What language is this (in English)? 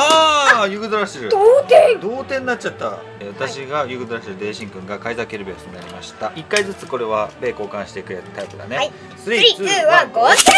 Japanese